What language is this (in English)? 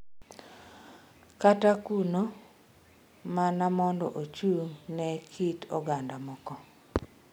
Luo (Kenya and Tanzania)